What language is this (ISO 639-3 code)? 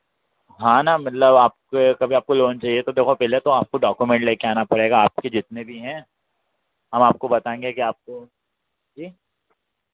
hin